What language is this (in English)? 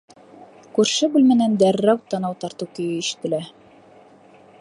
Bashkir